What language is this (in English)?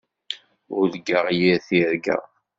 Kabyle